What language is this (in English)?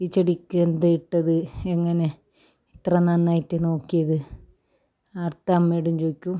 Malayalam